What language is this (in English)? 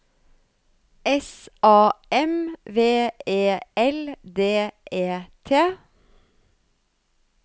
Norwegian